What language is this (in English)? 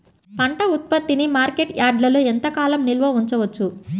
Telugu